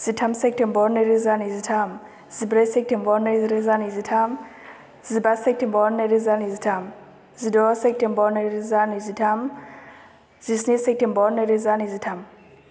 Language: Bodo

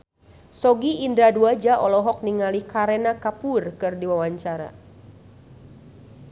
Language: Sundanese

